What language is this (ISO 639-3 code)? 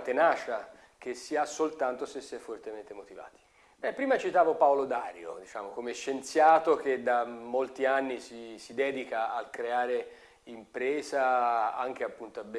ita